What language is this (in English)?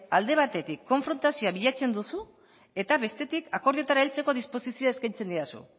Basque